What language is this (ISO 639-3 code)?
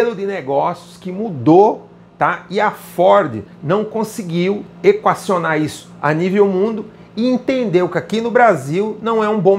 por